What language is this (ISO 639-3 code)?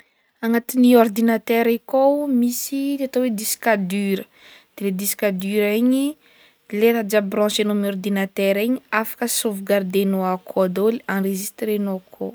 bmm